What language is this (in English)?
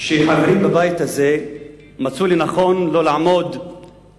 Hebrew